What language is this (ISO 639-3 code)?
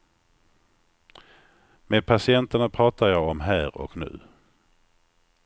swe